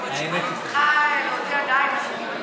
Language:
Hebrew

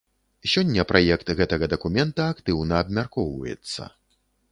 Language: Belarusian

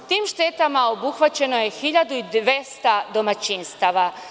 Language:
Serbian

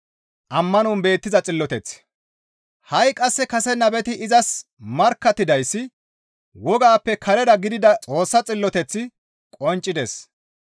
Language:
Gamo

